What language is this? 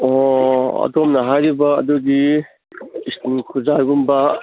Manipuri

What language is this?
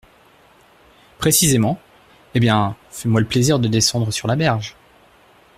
French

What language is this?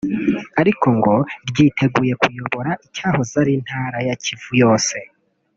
Kinyarwanda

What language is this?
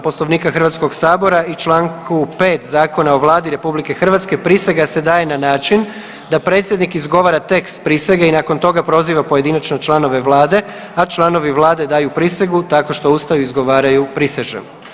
Croatian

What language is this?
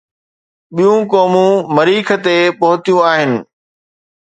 Sindhi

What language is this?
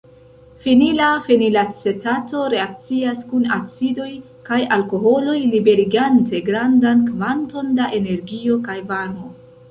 Esperanto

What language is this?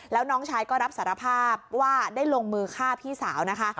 Thai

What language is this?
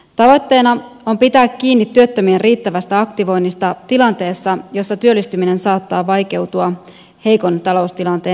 Finnish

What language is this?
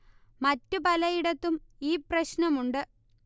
Malayalam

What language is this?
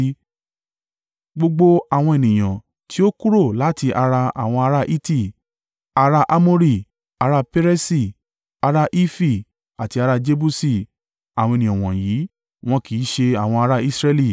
Yoruba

